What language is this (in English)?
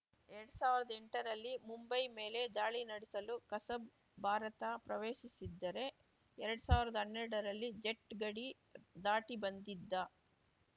Kannada